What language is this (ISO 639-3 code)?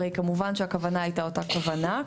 heb